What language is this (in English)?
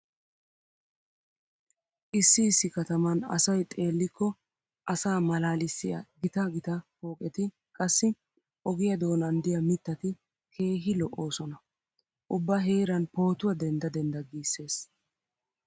Wolaytta